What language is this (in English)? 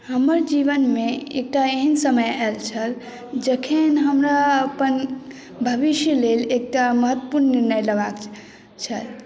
Maithili